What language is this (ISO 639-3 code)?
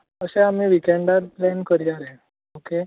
kok